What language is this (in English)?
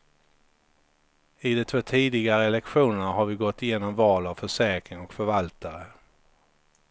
Swedish